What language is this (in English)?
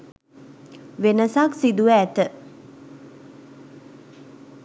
Sinhala